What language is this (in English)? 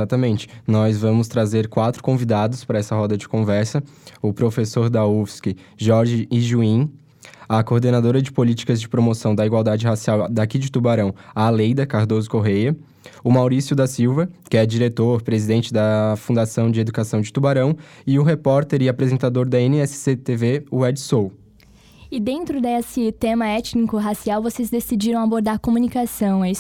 Portuguese